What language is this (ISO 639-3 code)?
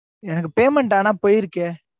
tam